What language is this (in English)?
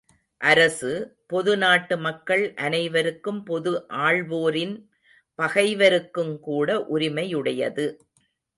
Tamil